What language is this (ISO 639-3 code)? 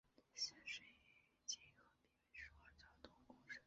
zho